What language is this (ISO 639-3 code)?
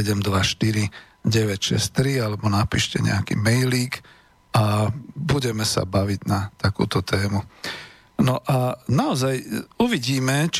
slk